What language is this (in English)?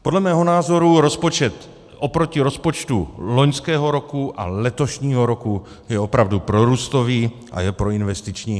Czech